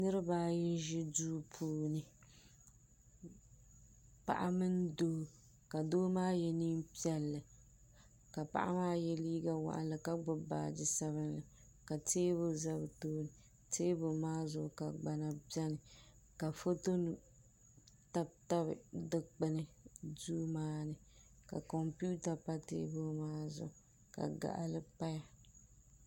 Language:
Dagbani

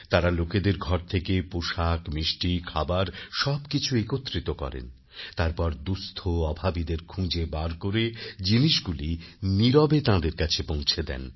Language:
Bangla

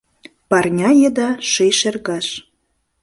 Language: Mari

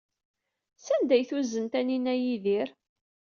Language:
Kabyle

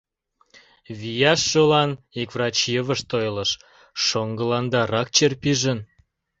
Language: Mari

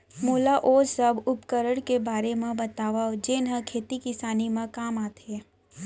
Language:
Chhattisgarhi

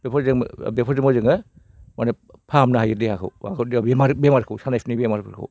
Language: Bodo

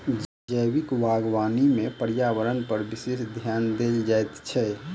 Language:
Maithili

